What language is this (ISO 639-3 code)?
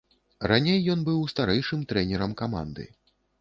bel